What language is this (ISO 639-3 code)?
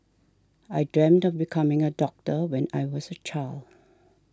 eng